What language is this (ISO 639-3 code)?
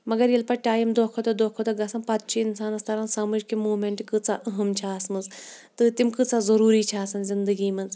kas